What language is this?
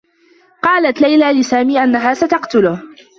Arabic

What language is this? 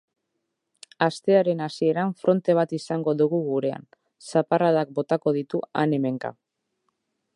Basque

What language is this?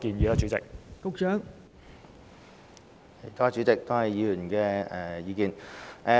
Cantonese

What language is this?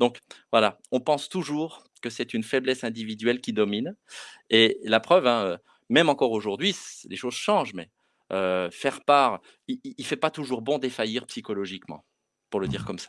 French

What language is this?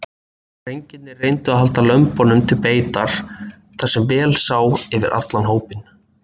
Icelandic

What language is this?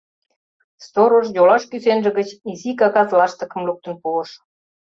Mari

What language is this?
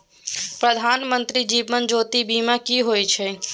Maithili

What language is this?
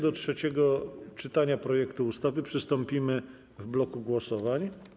Polish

